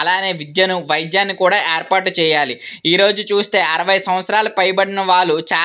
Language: Telugu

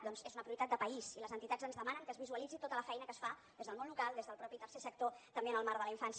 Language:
Catalan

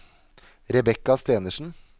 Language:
Norwegian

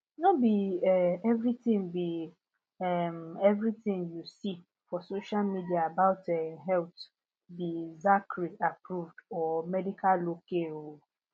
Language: Nigerian Pidgin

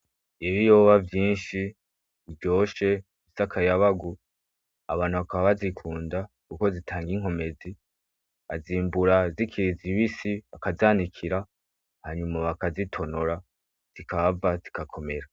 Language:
Rundi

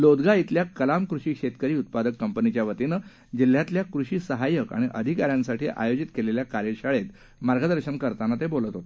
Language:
Marathi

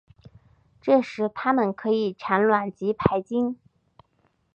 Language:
Chinese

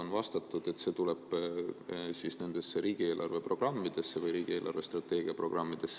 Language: Estonian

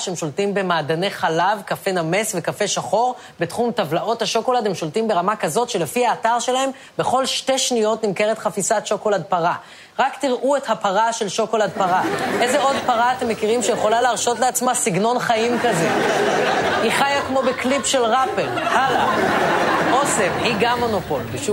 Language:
Hebrew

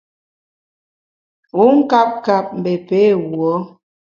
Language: Bamun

